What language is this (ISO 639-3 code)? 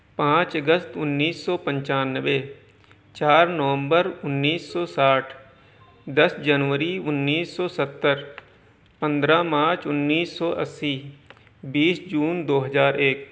urd